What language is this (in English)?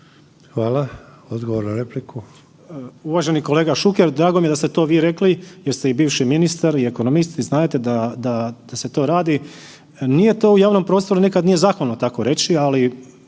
Croatian